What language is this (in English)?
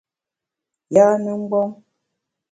Bamun